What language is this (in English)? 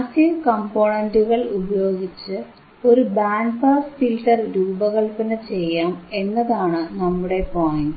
Malayalam